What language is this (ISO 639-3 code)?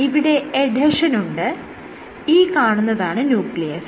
mal